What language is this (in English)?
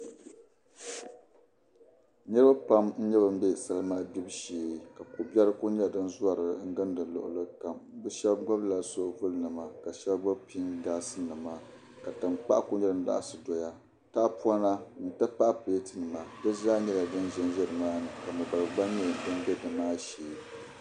Dagbani